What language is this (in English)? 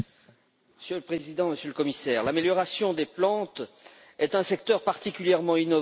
French